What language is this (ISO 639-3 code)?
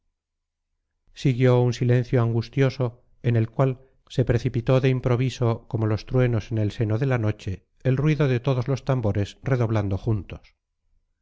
spa